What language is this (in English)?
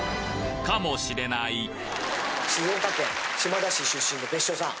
Japanese